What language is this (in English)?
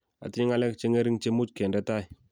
Kalenjin